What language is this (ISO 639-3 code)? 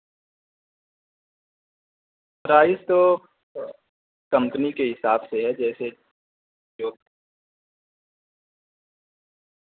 urd